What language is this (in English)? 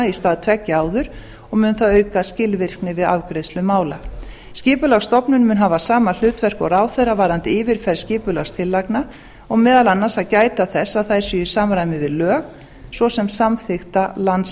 Icelandic